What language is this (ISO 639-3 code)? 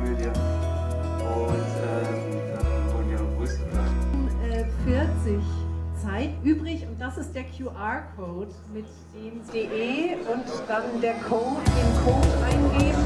deu